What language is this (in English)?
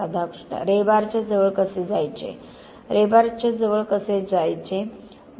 Marathi